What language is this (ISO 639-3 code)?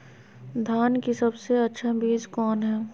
mag